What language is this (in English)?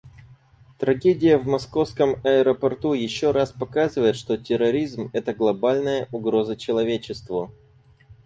Russian